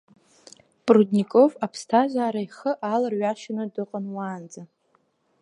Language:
Abkhazian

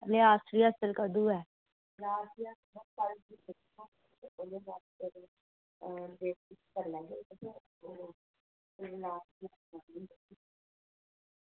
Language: Dogri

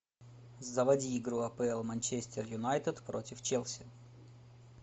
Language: Russian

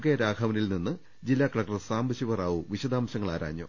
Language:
Malayalam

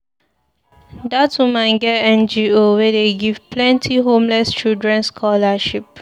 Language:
Nigerian Pidgin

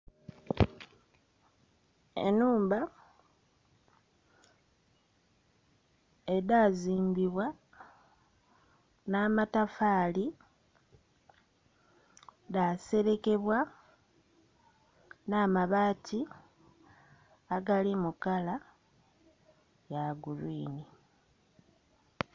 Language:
Soga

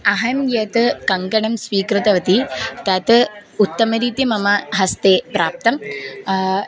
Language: Sanskrit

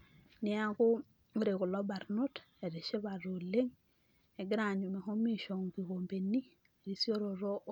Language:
Masai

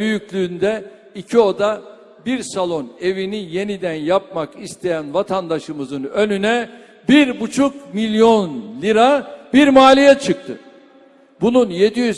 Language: Turkish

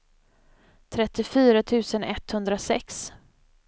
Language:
Swedish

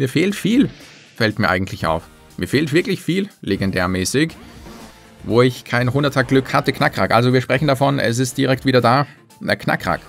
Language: German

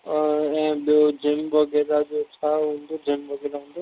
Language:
Sindhi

